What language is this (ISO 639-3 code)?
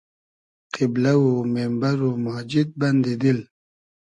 haz